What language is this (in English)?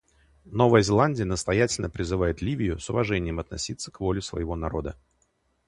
Russian